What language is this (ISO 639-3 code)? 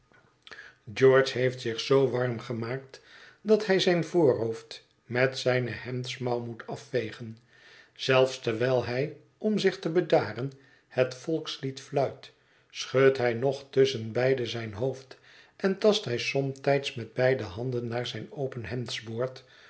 nld